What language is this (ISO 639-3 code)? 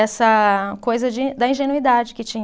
por